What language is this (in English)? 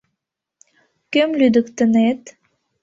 Mari